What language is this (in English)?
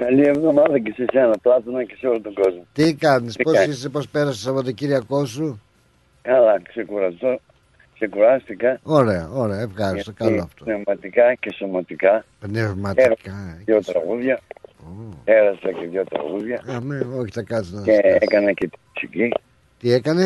Greek